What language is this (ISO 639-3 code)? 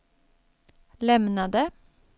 swe